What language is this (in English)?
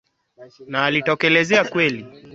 Swahili